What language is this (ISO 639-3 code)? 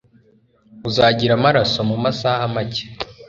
kin